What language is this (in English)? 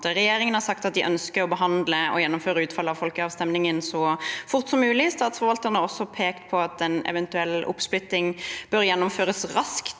Norwegian